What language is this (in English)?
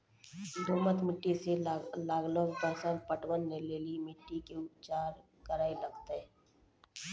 Maithili